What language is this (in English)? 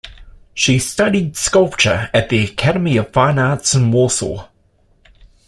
English